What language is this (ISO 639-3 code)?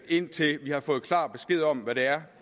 dan